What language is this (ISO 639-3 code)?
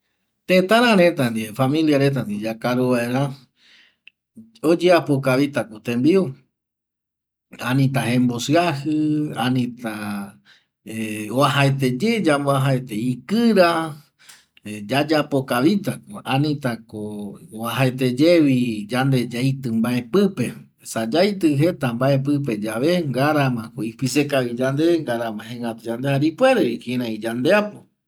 gui